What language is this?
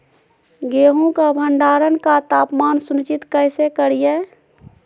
Magahi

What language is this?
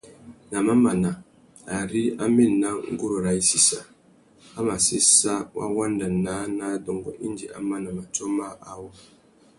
Tuki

